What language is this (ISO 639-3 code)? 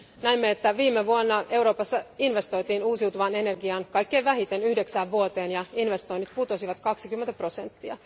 fin